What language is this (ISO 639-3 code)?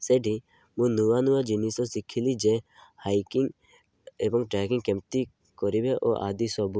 ori